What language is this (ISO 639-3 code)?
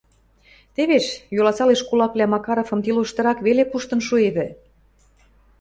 mrj